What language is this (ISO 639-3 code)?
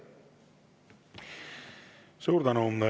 est